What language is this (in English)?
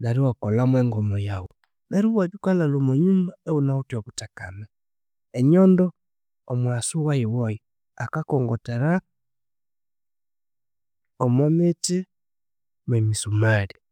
Konzo